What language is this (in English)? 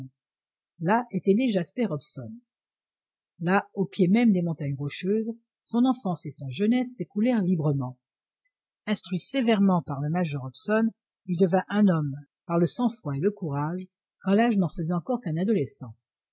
French